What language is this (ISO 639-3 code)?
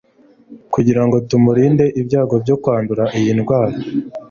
kin